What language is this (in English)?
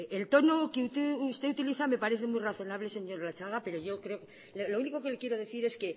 Spanish